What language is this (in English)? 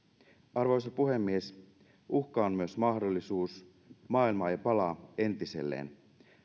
Finnish